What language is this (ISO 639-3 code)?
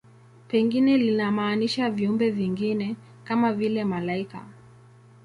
swa